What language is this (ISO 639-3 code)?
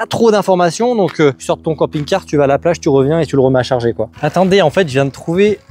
fra